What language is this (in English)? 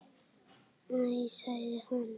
Icelandic